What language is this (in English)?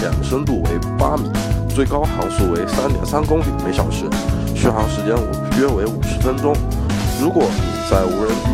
Chinese